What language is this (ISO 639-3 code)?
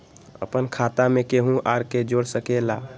mag